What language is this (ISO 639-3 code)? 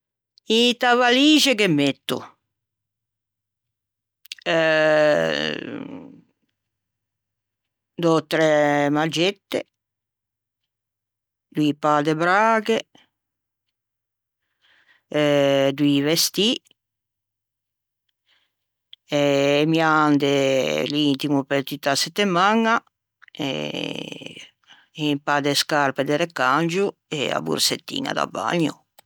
lij